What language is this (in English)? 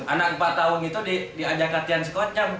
Indonesian